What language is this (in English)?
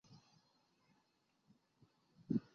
Chinese